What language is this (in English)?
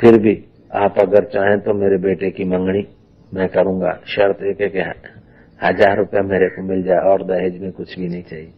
Hindi